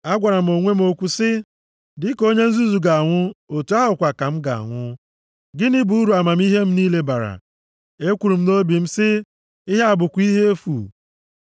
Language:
Igbo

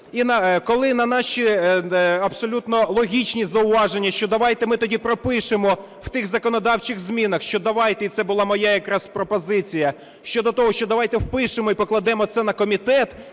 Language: Ukrainian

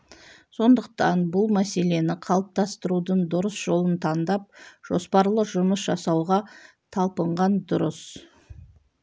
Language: Kazakh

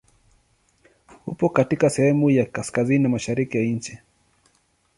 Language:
Swahili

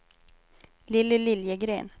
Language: Swedish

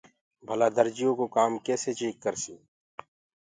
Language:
Gurgula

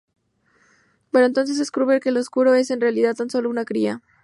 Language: Spanish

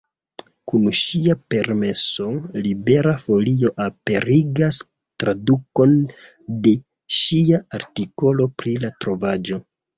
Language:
Esperanto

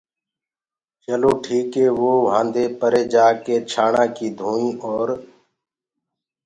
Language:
Gurgula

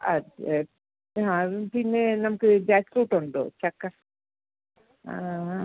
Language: Malayalam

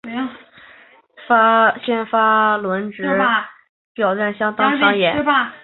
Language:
Chinese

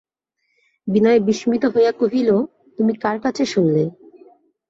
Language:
Bangla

